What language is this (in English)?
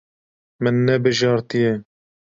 Kurdish